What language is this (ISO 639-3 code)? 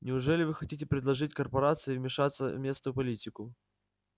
rus